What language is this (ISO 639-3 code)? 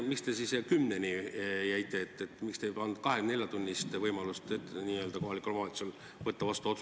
est